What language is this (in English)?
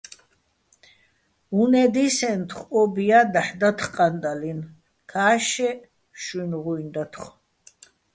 Bats